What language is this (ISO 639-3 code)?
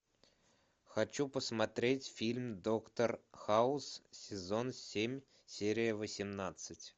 rus